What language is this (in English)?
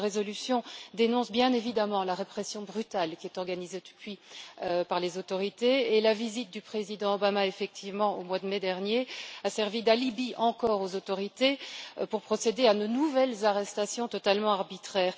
French